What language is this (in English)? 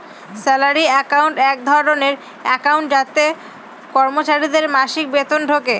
Bangla